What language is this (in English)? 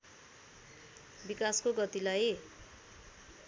Nepali